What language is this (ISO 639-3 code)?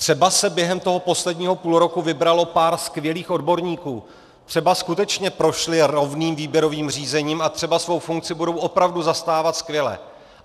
ces